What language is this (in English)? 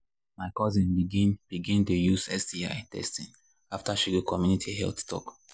Nigerian Pidgin